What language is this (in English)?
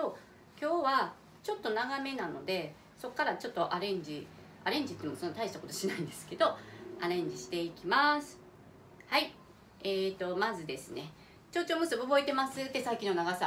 Japanese